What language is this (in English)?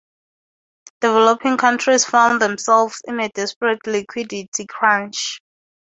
English